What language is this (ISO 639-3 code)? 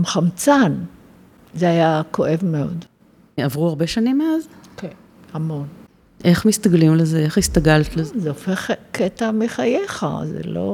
heb